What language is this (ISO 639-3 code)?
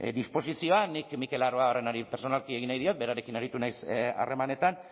eus